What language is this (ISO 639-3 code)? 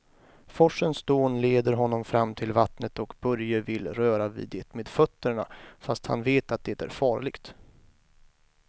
swe